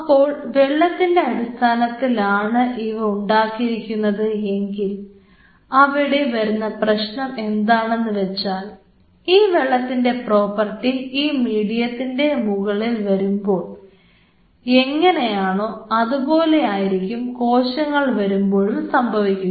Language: Malayalam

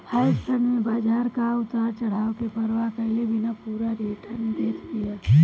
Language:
Bhojpuri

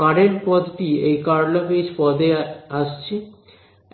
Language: Bangla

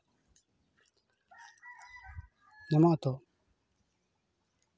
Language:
Santali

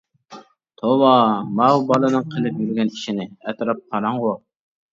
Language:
Uyghur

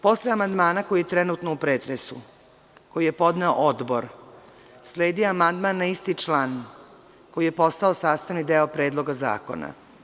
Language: Serbian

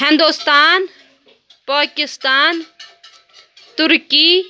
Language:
Kashmiri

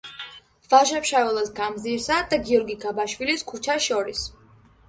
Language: Georgian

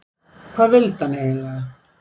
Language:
Icelandic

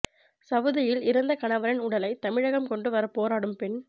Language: Tamil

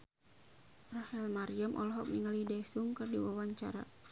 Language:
Sundanese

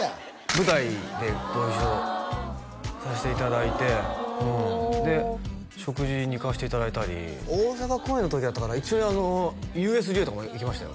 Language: Japanese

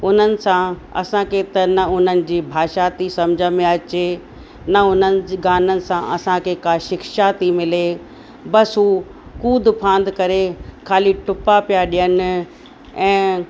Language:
Sindhi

